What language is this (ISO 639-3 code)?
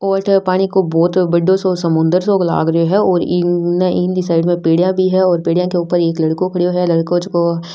raj